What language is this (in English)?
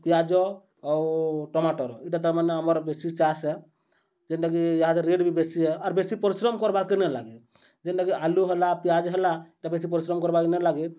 Odia